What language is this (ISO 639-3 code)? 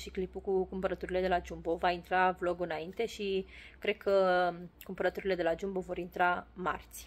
ron